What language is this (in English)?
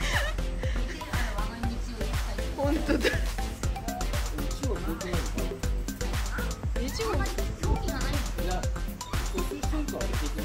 Japanese